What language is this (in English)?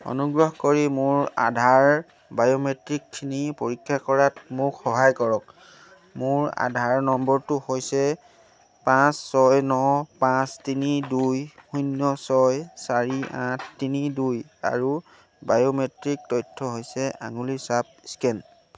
Assamese